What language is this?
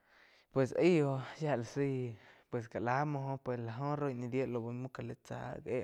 Quiotepec Chinantec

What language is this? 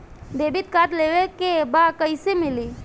Bhojpuri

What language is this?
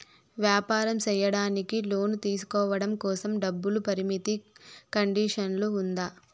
Telugu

